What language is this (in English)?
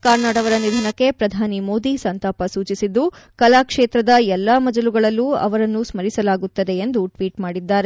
Kannada